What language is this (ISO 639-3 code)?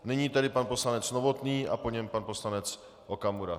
ces